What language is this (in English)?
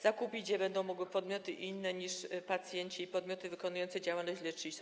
Polish